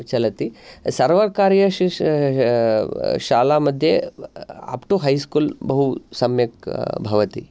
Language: Sanskrit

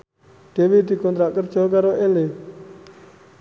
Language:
Javanese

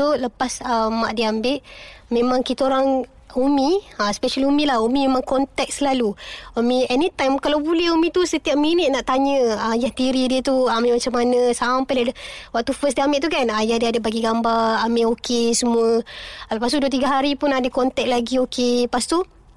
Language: Malay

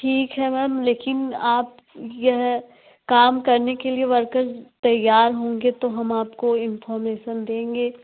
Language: Hindi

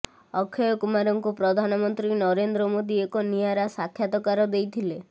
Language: Odia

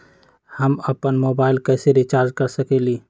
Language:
Magahi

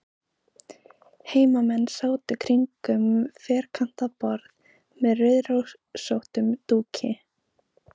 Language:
Icelandic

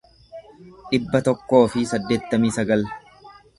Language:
Oromo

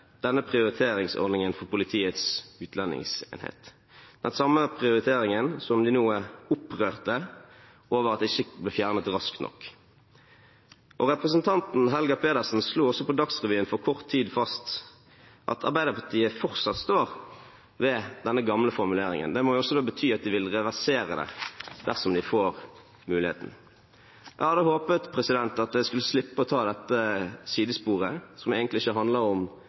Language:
Norwegian Bokmål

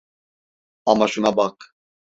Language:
Turkish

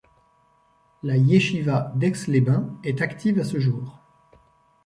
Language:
French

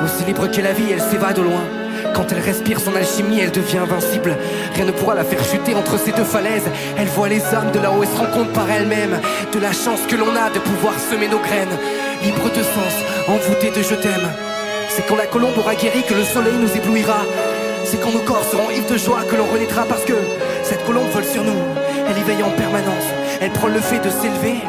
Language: French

